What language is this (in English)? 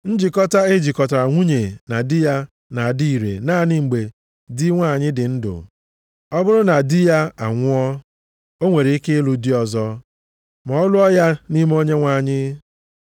Igbo